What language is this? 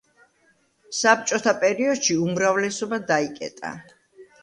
Georgian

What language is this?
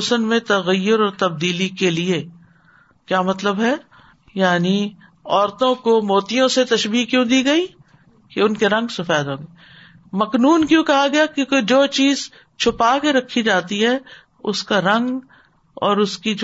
Urdu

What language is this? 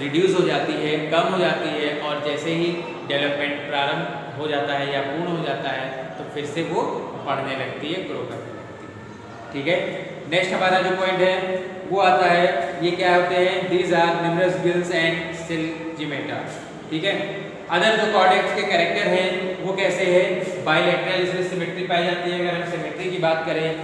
Hindi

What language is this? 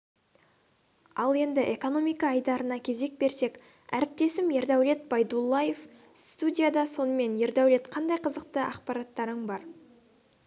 Kazakh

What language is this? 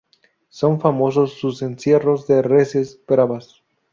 Spanish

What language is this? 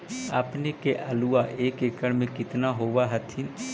Magahi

